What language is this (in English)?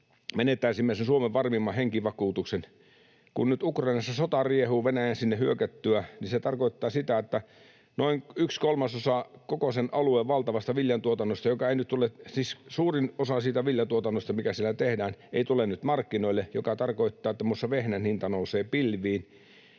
Finnish